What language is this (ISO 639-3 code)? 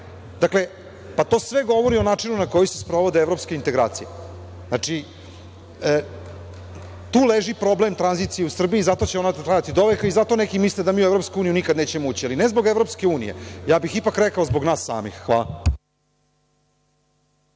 srp